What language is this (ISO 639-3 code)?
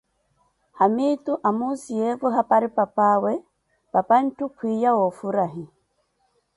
eko